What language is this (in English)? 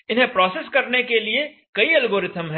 Hindi